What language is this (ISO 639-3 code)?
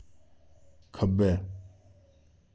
doi